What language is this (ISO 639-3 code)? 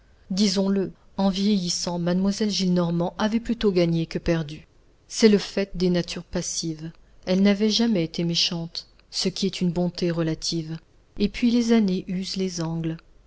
fra